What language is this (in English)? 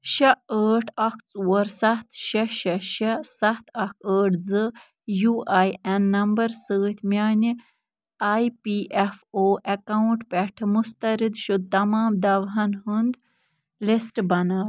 Kashmiri